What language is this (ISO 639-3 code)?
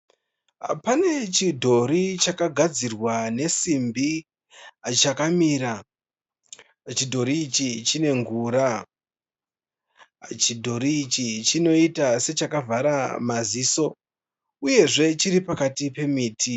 sna